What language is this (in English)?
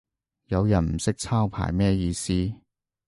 Cantonese